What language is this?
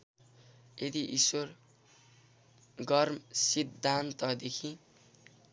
Nepali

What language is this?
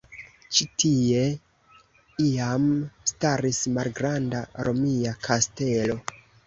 Esperanto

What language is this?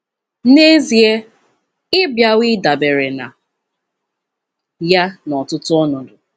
Igbo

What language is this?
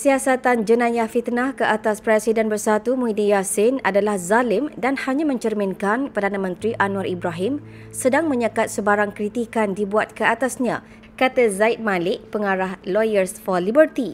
Malay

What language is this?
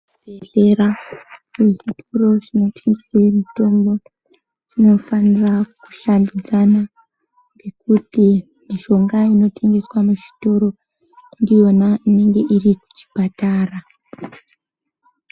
Ndau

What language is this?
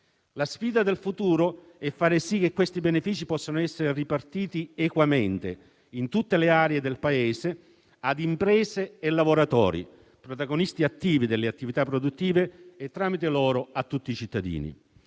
Italian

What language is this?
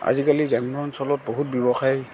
Assamese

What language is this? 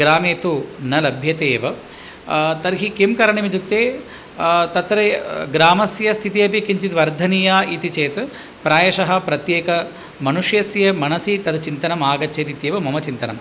Sanskrit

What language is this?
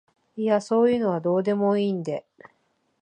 Japanese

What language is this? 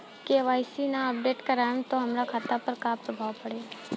Bhojpuri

